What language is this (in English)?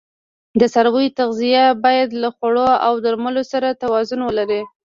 Pashto